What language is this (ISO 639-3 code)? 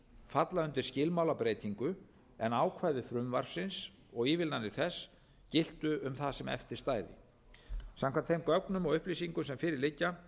isl